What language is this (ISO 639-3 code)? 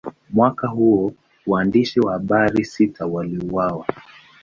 swa